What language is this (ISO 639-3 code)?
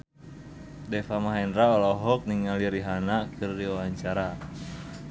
sun